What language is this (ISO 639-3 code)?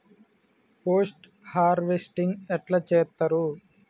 tel